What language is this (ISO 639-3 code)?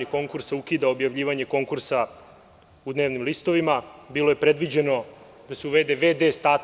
srp